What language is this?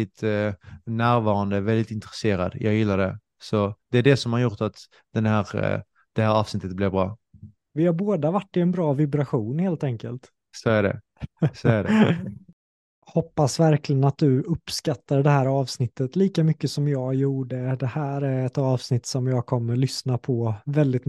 Swedish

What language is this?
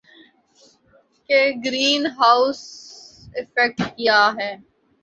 Urdu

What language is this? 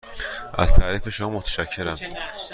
Persian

